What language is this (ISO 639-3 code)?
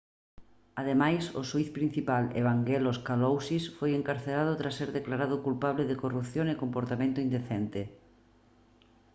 glg